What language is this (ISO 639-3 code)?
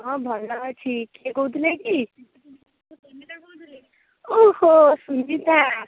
ori